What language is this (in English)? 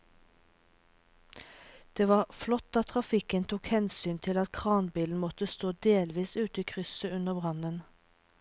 Norwegian